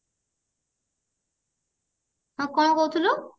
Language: Odia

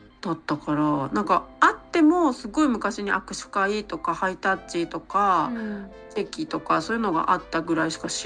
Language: Japanese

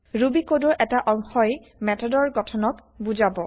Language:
Assamese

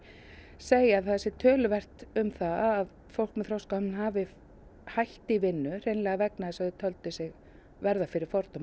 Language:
Icelandic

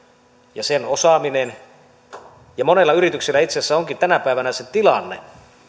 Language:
Finnish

